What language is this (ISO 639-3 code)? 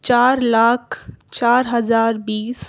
urd